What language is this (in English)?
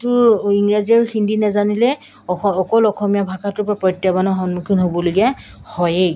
Assamese